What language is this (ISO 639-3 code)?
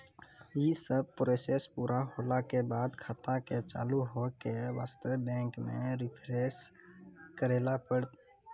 mai